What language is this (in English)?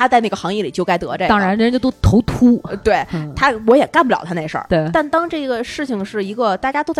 Chinese